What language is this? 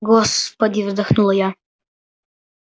Russian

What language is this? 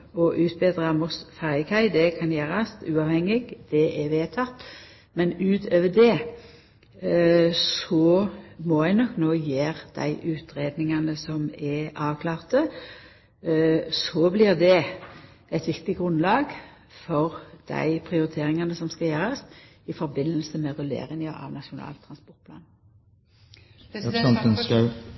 Norwegian Nynorsk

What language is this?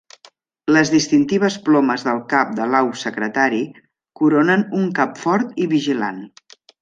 Catalan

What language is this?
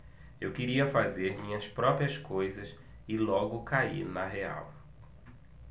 Portuguese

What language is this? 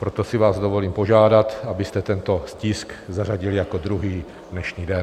Czech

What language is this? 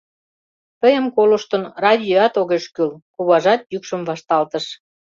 Mari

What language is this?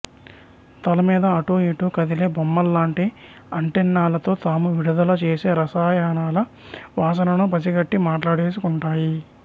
Telugu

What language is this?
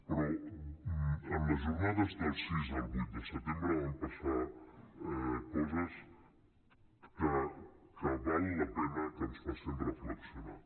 Catalan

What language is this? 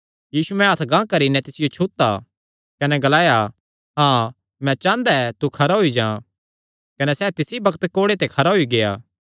Kangri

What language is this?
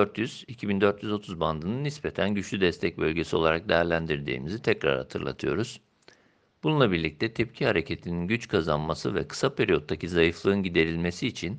Turkish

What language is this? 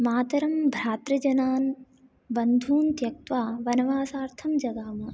Sanskrit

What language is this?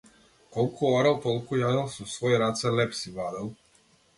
Macedonian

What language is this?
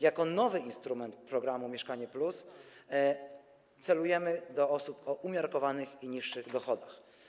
Polish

